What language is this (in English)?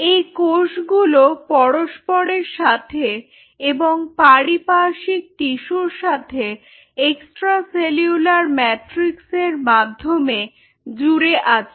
Bangla